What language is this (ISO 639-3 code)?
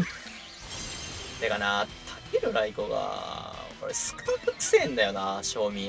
jpn